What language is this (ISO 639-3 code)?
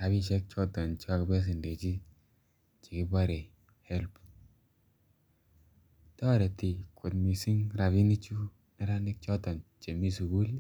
kln